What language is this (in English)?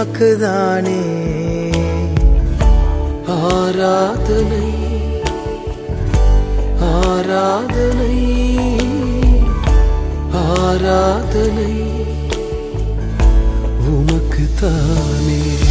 Tamil